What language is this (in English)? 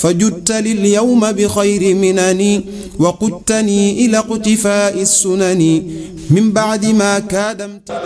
Arabic